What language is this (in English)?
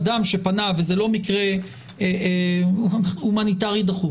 Hebrew